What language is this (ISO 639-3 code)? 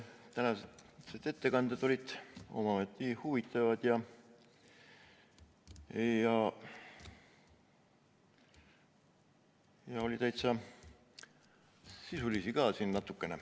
est